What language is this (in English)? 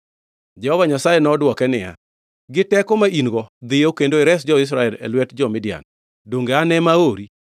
Luo (Kenya and Tanzania)